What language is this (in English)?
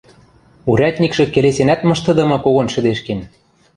Western Mari